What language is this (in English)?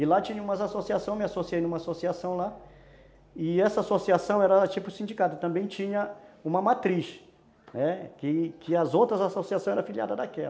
Portuguese